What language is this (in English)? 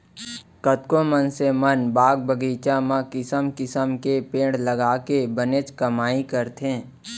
Chhattisgarhi